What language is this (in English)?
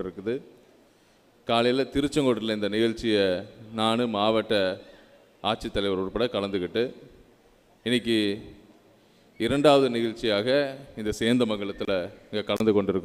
Arabic